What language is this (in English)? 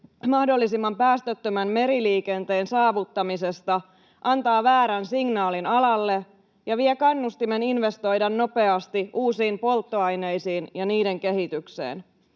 Finnish